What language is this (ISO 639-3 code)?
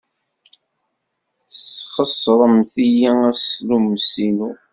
kab